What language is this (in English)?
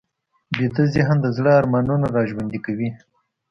Pashto